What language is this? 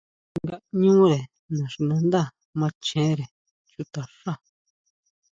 Huautla Mazatec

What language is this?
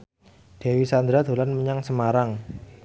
Javanese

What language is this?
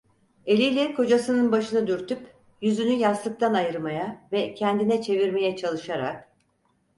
Turkish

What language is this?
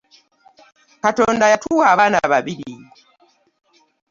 Ganda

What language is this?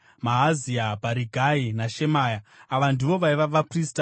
Shona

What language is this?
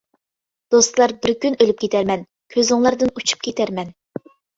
Uyghur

